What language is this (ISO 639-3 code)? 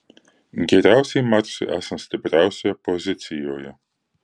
lit